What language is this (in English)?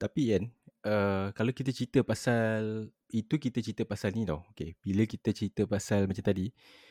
Malay